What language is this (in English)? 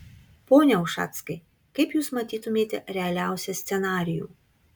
Lithuanian